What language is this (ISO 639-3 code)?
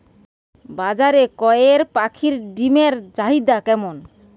ben